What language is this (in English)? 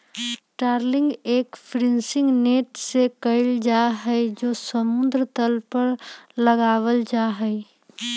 Magahi